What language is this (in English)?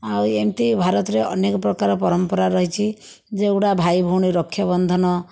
Odia